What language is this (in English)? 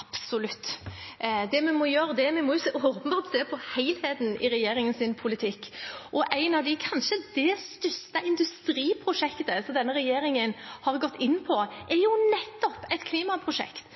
Norwegian Bokmål